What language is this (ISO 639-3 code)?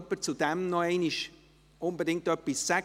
gsw